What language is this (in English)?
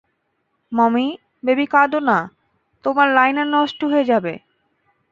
Bangla